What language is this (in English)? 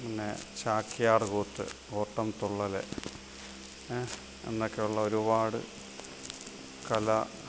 Malayalam